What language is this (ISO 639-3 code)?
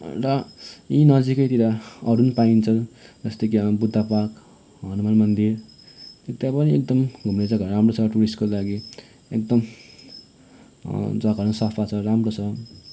nep